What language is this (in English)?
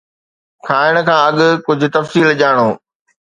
Sindhi